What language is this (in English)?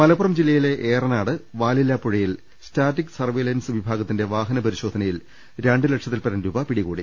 Malayalam